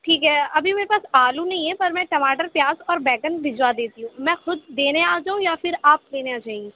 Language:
Urdu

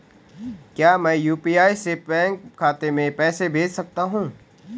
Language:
Hindi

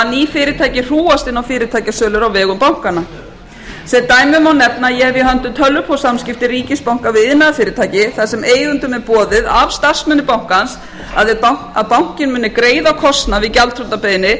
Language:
Icelandic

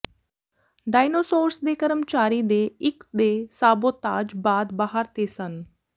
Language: Punjabi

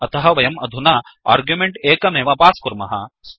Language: Sanskrit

